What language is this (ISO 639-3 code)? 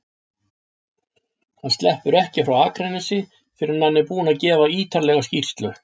isl